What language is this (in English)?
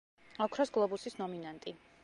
Georgian